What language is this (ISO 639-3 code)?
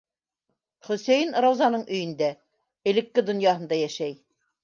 bak